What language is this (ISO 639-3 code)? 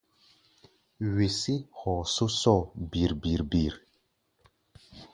gba